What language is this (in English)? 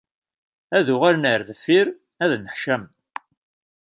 Kabyle